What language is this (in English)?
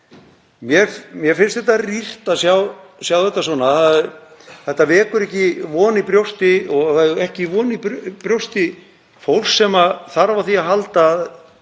Icelandic